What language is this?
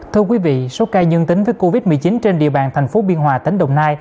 Vietnamese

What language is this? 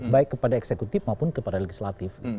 Indonesian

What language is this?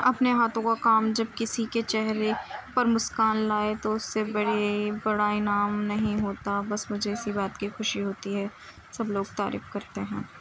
Urdu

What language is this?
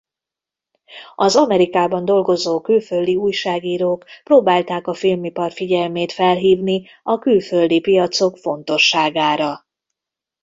Hungarian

